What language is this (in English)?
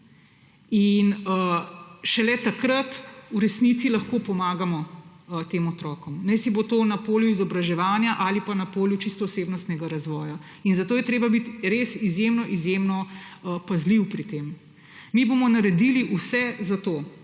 Slovenian